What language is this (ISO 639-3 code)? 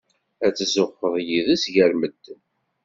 kab